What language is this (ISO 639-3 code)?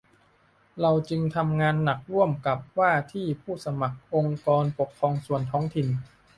tha